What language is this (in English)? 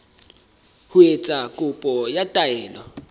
Southern Sotho